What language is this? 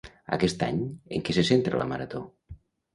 Catalan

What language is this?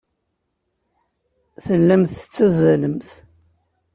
Kabyle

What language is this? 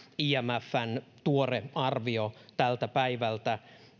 Finnish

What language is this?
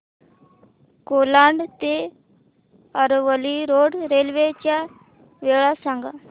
Marathi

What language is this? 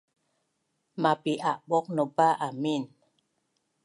Bunun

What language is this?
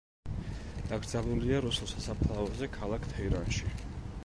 Georgian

